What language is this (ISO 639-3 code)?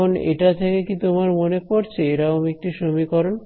ben